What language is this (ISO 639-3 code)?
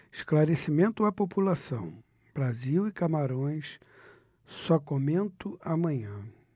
por